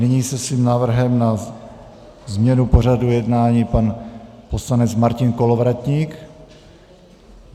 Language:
Czech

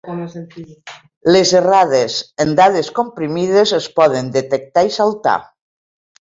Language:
Catalan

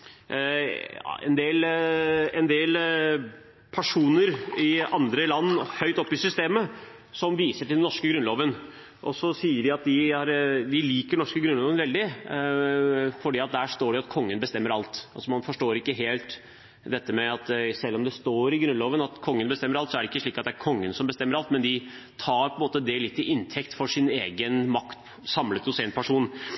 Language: Norwegian Bokmål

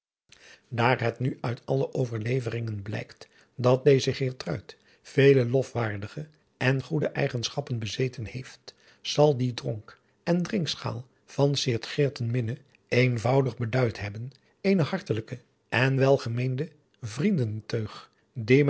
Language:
Dutch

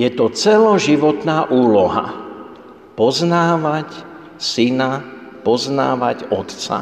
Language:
Slovak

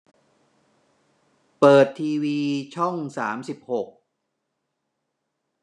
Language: Thai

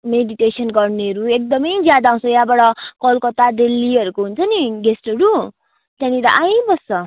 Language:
Nepali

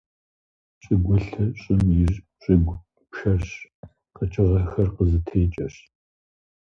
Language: Kabardian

